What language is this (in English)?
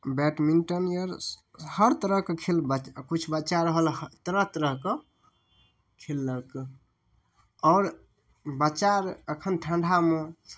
Maithili